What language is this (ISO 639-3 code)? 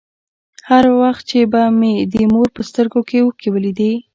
pus